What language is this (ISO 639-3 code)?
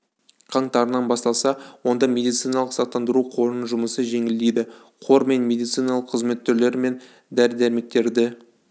kaz